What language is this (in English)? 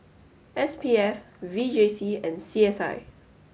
English